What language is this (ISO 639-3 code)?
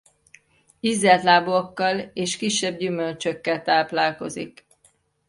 hun